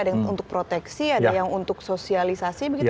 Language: Indonesian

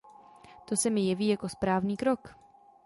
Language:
Czech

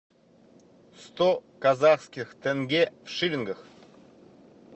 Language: Russian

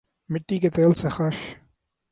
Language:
Urdu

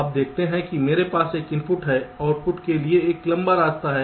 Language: Hindi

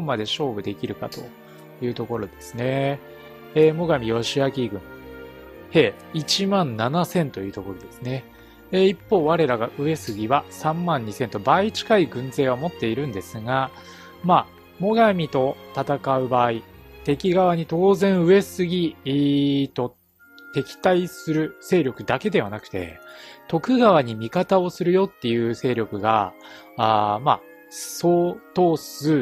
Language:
Japanese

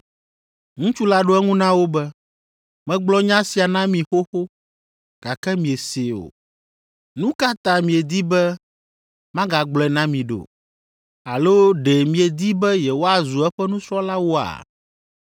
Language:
Ewe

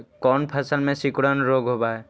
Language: Magahi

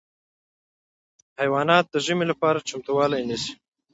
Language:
Pashto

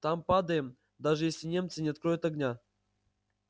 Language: Russian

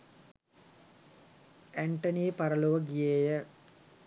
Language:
Sinhala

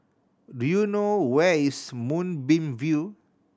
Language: English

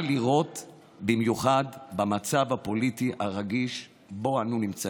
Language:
Hebrew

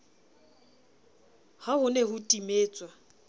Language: Southern Sotho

